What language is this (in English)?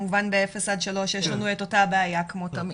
Hebrew